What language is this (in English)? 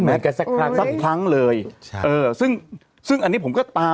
Thai